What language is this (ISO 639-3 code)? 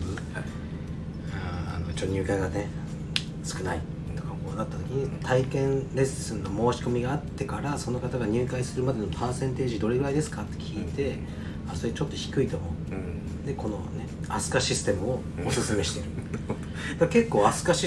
jpn